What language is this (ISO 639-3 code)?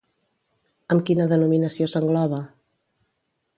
cat